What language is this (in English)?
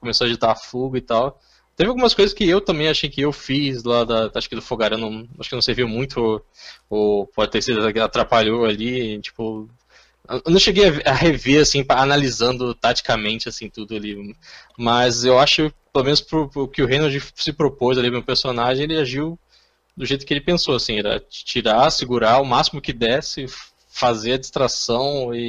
Portuguese